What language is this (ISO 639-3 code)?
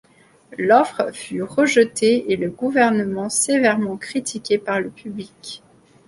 fra